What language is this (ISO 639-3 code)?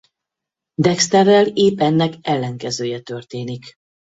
hun